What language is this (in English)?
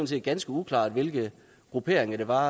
Danish